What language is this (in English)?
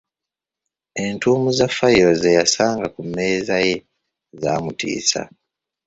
Ganda